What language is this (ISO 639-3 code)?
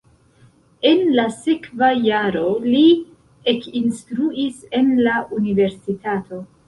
epo